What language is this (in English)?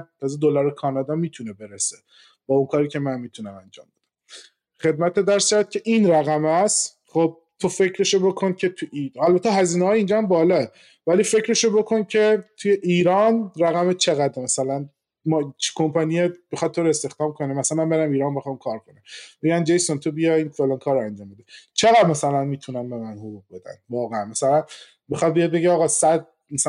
Persian